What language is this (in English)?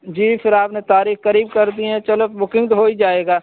Urdu